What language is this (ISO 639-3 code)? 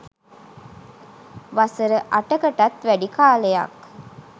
sin